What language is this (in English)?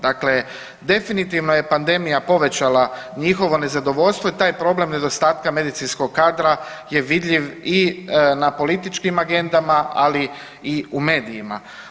Croatian